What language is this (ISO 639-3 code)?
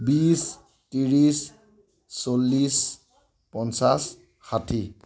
asm